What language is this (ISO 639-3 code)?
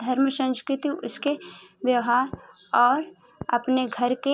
hin